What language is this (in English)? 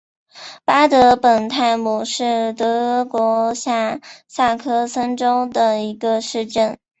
Chinese